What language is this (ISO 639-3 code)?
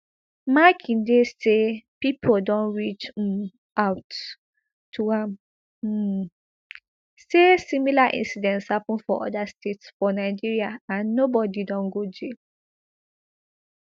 pcm